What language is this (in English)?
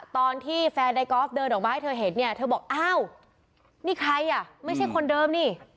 Thai